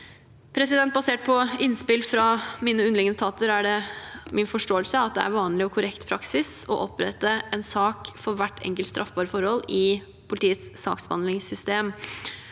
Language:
Norwegian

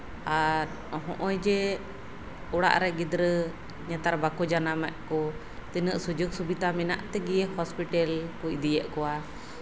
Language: Santali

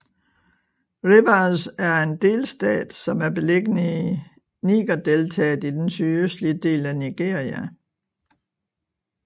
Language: Danish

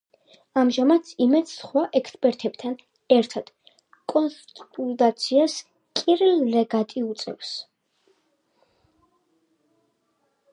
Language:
Georgian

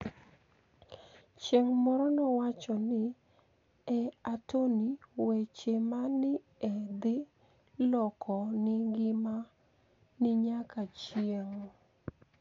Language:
Luo (Kenya and Tanzania)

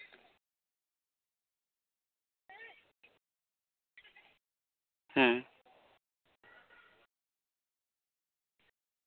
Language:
Santali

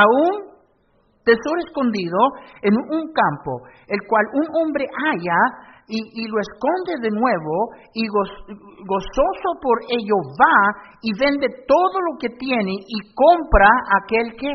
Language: Spanish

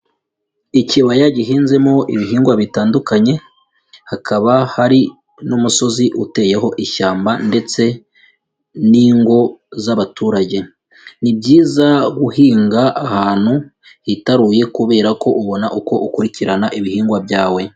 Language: Kinyarwanda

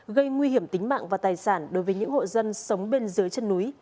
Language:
Vietnamese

